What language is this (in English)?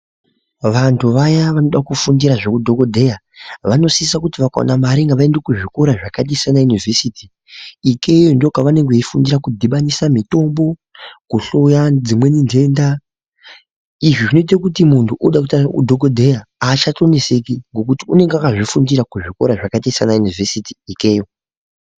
Ndau